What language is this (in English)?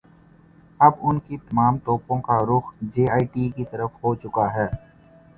Urdu